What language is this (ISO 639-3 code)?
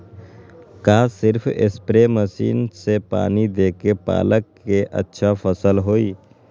mag